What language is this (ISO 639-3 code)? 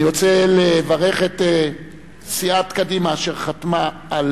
heb